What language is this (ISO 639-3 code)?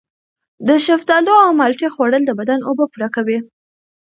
pus